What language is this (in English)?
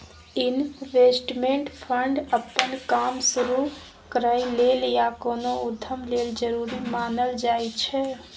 Maithili